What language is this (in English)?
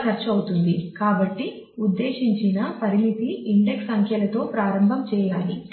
Telugu